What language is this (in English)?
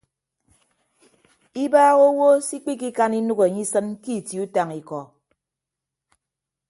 Ibibio